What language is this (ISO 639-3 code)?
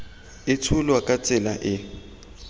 tsn